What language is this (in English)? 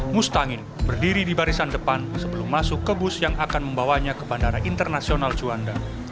Indonesian